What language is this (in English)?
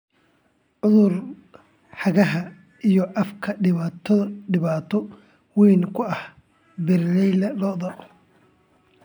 Somali